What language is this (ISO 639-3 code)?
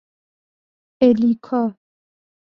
fas